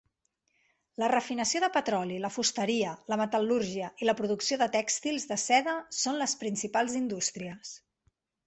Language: Catalan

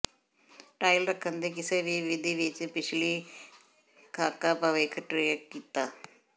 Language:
Punjabi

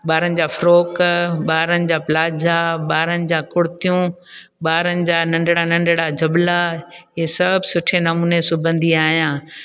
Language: Sindhi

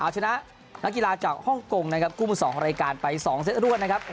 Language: Thai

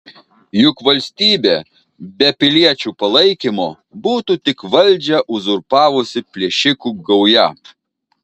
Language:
Lithuanian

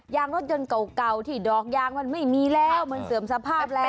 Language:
Thai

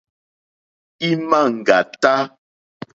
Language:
Mokpwe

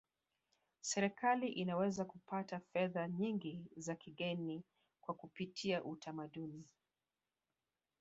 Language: Swahili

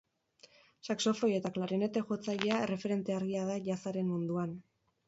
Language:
Basque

